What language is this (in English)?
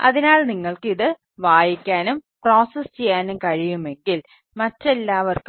Malayalam